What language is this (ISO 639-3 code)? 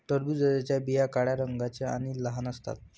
mar